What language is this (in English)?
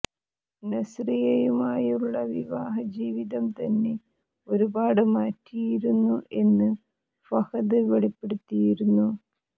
Malayalam